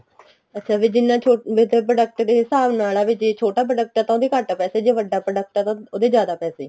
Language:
Punjabi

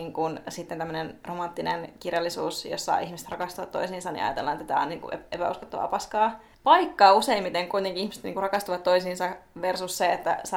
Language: Finnish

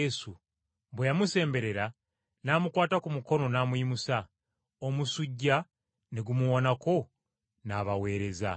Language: Ganda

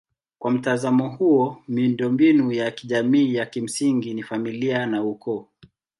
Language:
Swahili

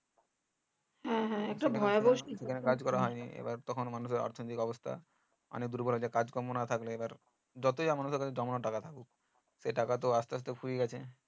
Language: Bangla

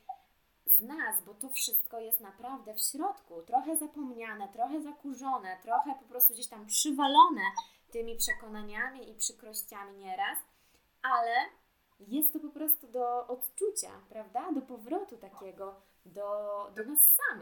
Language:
Polish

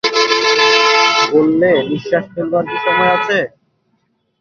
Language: Bangla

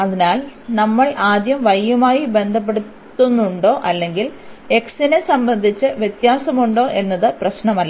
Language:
Malayalam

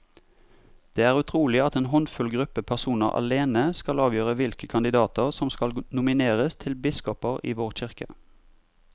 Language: Norwegian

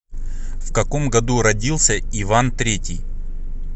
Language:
Russian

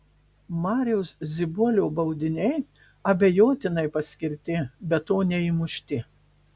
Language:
Lithuanian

